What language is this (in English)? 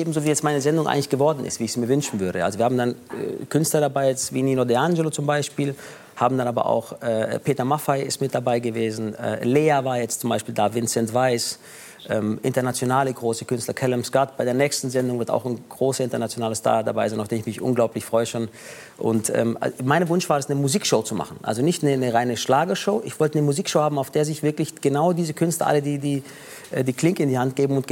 German